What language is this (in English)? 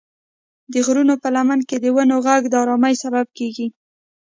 Pashto